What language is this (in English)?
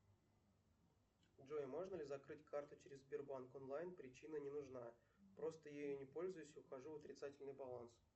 Russian